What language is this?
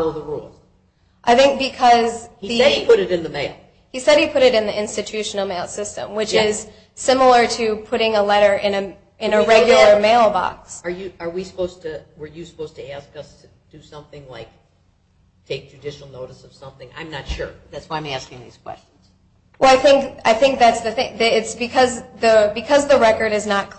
English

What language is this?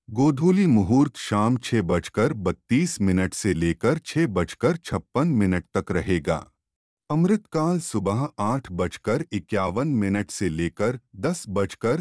Hindi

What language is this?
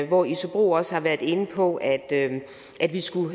Danish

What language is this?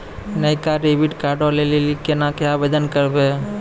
Maithili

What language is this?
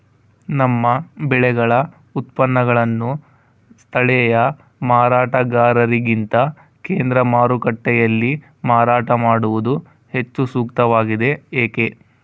Kannada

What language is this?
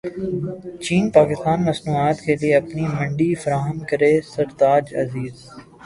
Urdu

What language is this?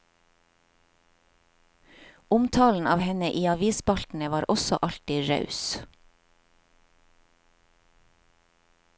Norwegian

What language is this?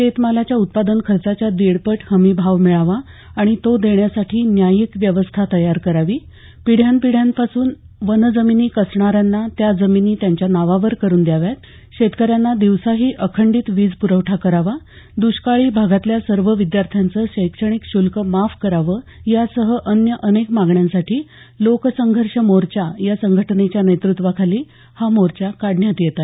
Marathi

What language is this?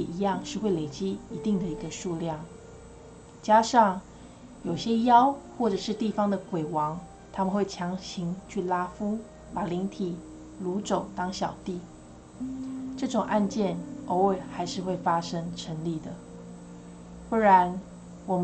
Chinese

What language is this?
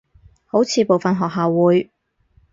Cantonese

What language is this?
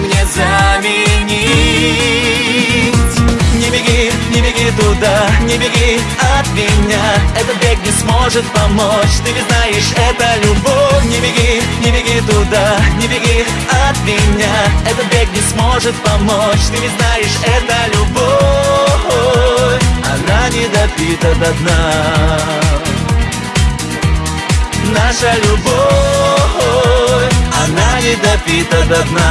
Russian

